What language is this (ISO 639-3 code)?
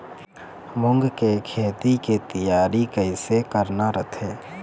hne